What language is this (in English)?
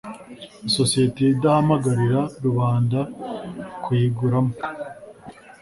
Kinyarwanda